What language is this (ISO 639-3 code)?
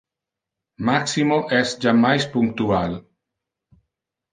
ina